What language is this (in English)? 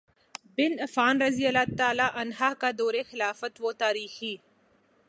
Urdu